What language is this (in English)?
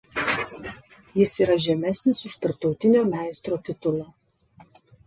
Lithuanian